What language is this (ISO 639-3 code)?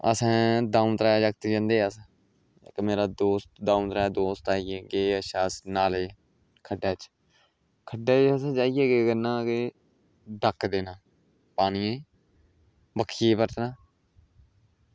doi